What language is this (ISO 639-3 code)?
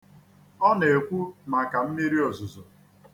ibo